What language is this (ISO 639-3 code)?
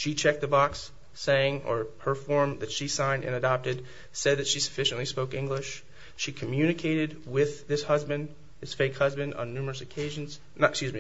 eng